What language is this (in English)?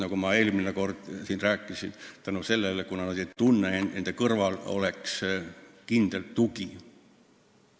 Estonian